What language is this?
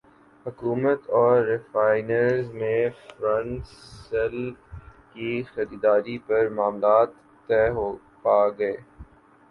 Urdu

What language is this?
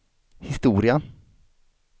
Swedish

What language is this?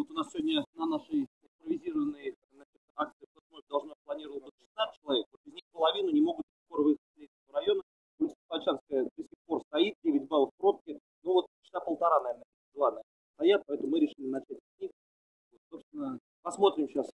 Russian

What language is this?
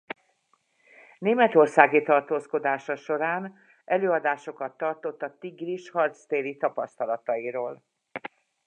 Hungarian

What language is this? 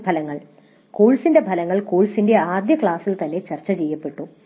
Malayalam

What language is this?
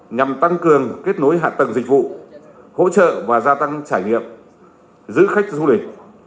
Vietnamese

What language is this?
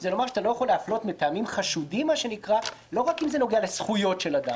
Hebrew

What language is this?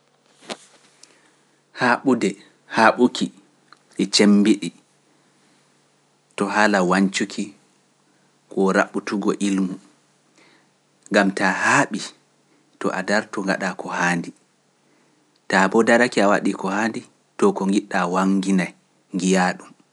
Pular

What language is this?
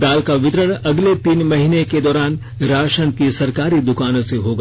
Hindi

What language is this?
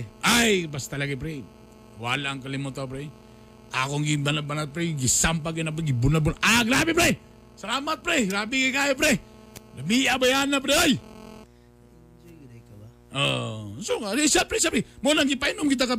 Filipino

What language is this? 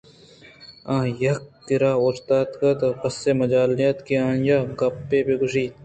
Eastern Balochi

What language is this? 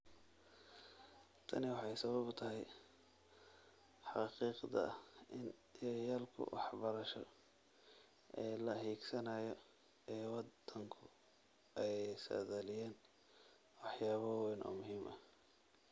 Somali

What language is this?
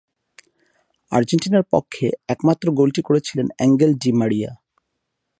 Bangla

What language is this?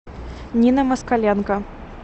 Russian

